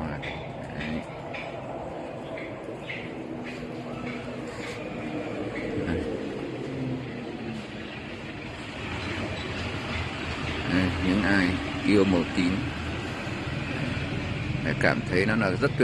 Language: Vietnamese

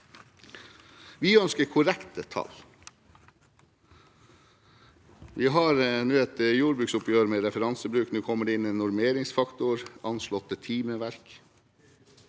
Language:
Norwegian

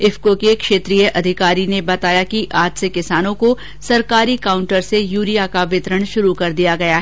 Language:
Hindi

